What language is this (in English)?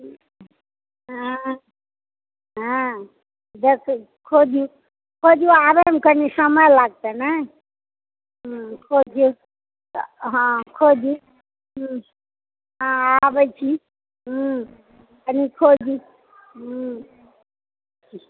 Maithili